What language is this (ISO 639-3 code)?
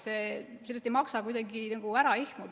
est